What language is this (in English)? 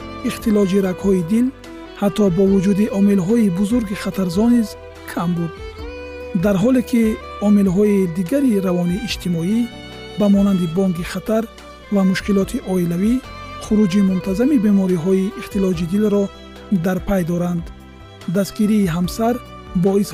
Persian